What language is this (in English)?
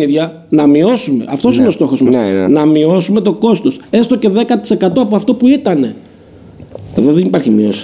Greek